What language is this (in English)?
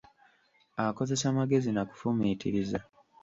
Ganda